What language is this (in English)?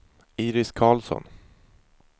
Swedish